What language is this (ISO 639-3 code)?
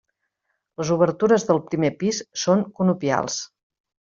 cat